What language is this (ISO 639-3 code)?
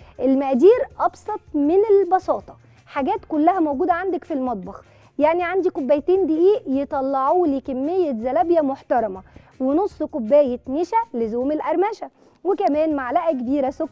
ara